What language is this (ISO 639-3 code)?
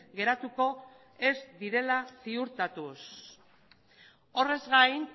eus